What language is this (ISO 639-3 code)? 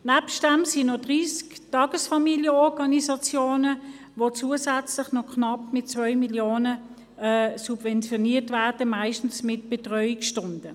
gsw